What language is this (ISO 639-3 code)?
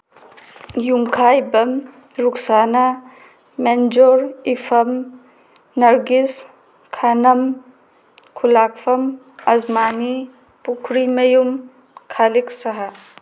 mni